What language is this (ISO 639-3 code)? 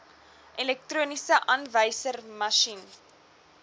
afr